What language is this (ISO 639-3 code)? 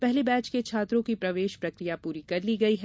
hin